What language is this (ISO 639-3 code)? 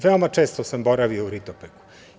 srp